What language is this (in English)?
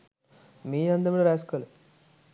Sinhala